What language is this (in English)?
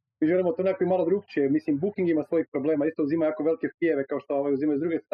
Croatian